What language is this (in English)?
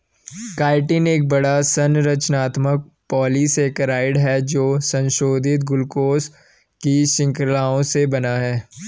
Hindi